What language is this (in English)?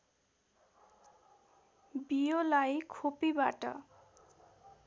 Nepali